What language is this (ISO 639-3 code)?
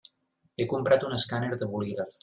cat